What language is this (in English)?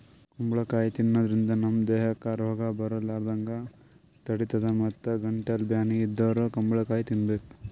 Kannada